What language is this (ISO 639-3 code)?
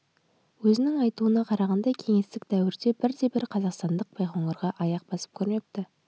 kaz